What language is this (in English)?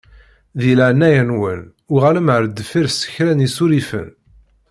Kabyle